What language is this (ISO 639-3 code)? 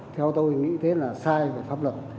vie